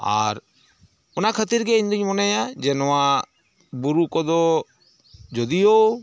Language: Santali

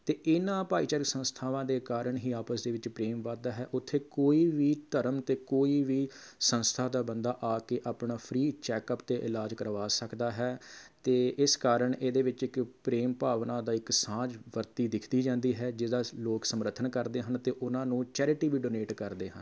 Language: Punjabi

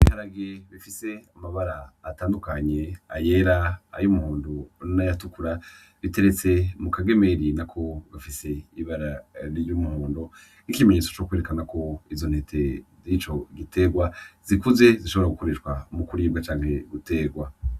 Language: Rundi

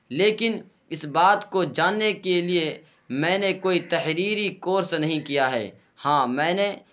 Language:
Urdu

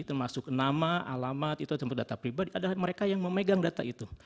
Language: Indonesian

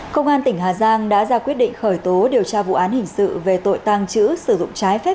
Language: Vietnamese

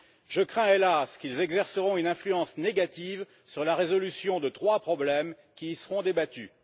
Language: French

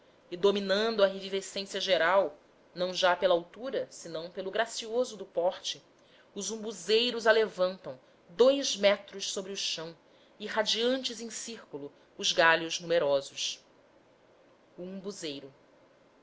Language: Portuguese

